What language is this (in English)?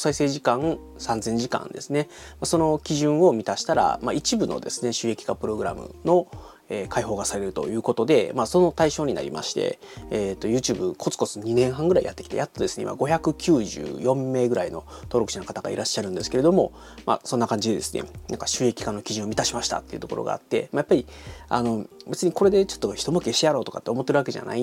Japanese